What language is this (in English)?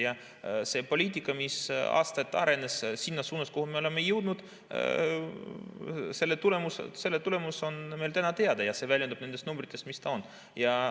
Estonian